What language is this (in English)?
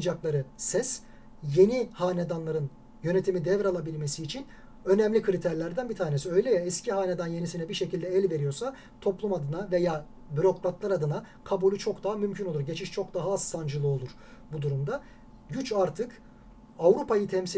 Turkish